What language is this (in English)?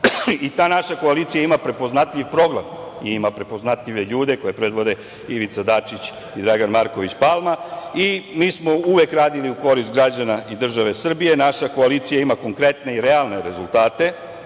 Serbian